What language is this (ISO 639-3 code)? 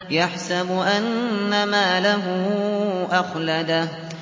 ara